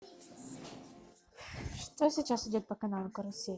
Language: Russian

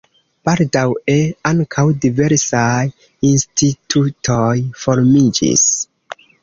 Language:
Esperanto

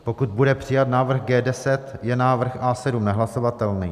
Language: Czech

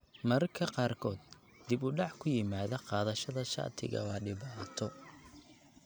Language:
Somali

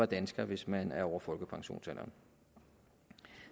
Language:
Danish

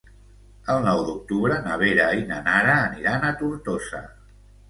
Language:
Catalan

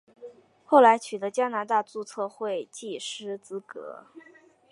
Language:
Chinese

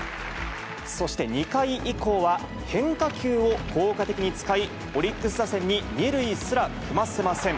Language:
Japanese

